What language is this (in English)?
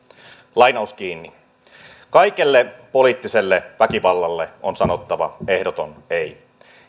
Finnish